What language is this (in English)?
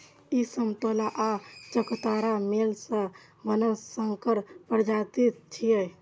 Maithili